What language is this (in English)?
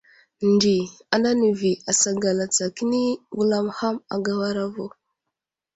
Wuzlam